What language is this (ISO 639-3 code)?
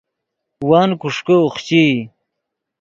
ydg